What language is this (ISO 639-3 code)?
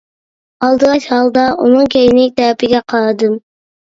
uig